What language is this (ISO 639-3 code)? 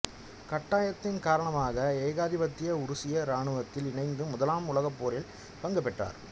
tam